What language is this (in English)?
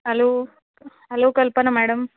Marathi